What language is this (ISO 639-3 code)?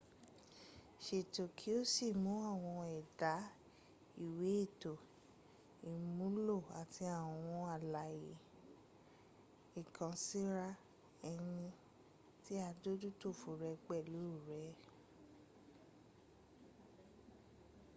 yor